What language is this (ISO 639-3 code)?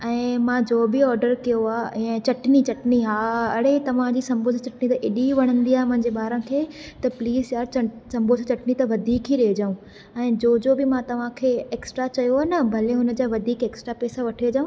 snd